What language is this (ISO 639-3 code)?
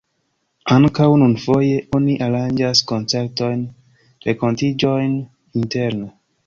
epo